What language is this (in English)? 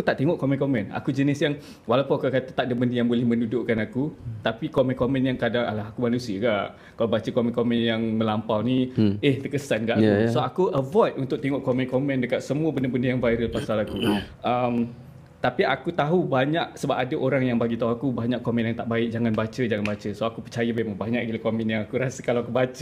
Malay